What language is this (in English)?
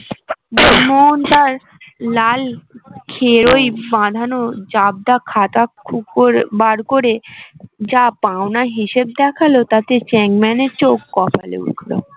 Bangla